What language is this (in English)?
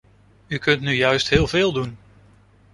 Dutch